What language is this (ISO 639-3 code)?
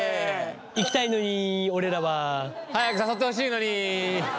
jpn